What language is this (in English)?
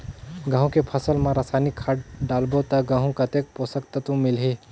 Chhattisgarhi